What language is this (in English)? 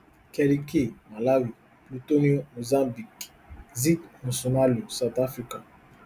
Nigerian Pidgin